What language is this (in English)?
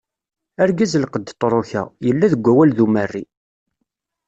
Kabyle